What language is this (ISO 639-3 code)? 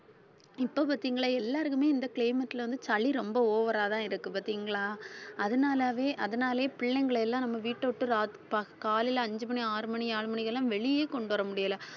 tam